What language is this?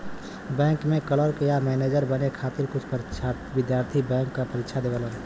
Bhojpuri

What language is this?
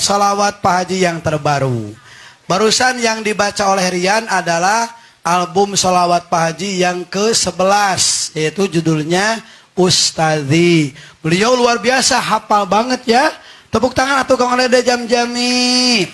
Indonesian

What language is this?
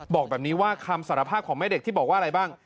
Thai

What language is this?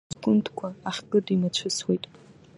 Abkhazian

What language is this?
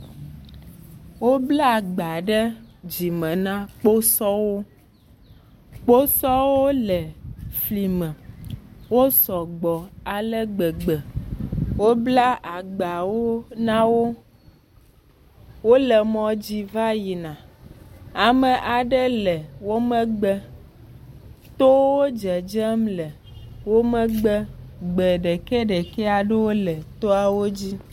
Ewe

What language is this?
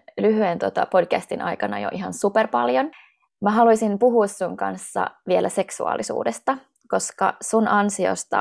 Finnish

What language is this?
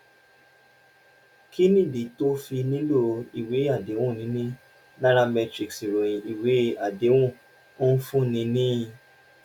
Yoruba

